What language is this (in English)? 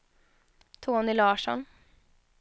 Swedish